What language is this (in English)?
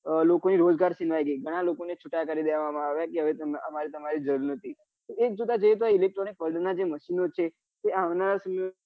Gujarati